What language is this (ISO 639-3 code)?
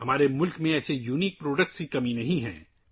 urd